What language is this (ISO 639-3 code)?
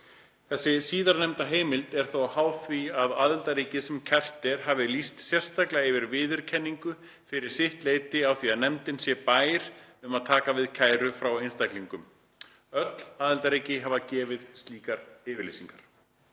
isl